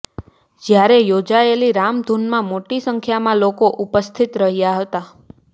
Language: Gujarati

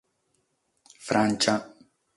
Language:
Sardinian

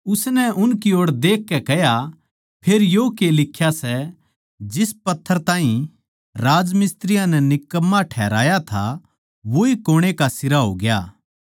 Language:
Haryanvi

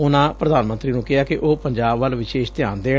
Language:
Punjabi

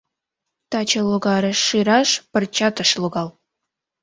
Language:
Mari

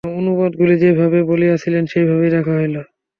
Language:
Bangla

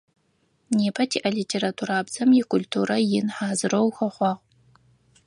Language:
Adyghe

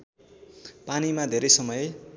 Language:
Nepali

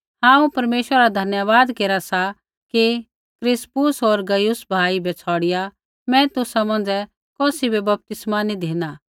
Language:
Kullu Pahari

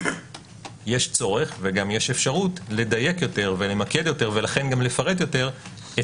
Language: Hebrew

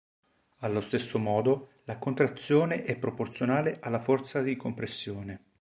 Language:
Italian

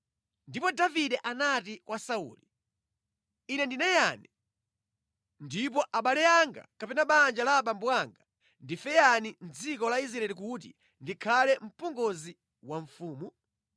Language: Nyanja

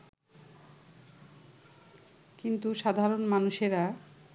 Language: Bangla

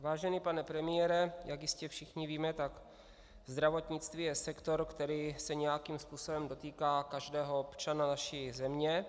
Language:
Czech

